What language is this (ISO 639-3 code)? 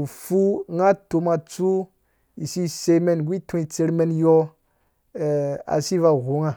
ldb